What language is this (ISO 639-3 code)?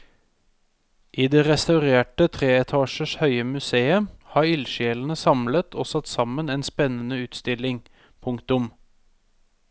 nor